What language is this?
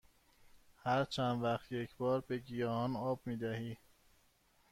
Persian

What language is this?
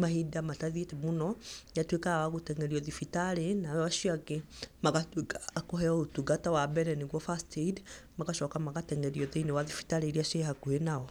Kikuyu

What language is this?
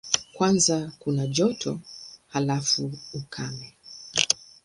Swahili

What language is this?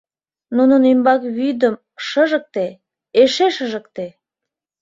Mari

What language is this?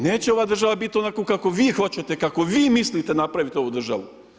Croatian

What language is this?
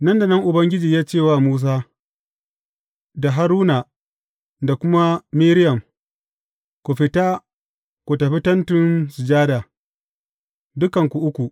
Hausa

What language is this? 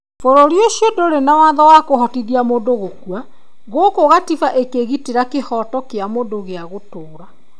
Kikuyu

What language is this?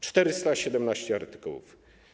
Polish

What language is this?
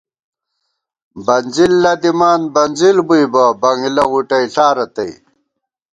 Gawar-Bati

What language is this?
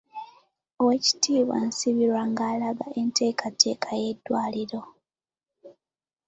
Ganda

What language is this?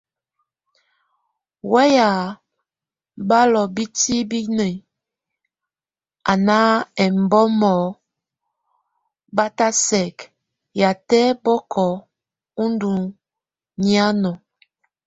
Tunen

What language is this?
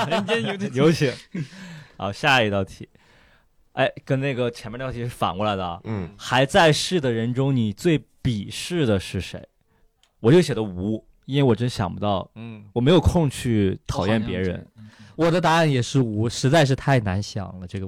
Chinese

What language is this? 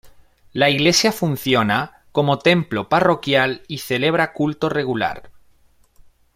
Spanish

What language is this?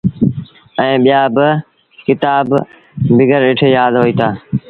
Sindhi Bhil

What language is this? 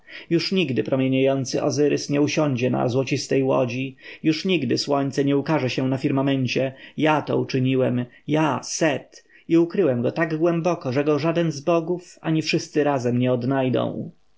Polish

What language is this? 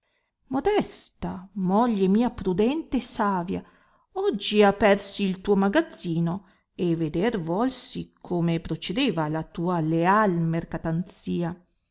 Italian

